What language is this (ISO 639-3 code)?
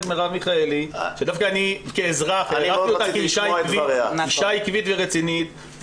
heb